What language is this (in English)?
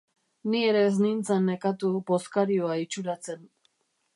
Basque